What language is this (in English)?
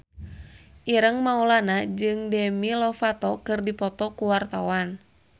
Sundanese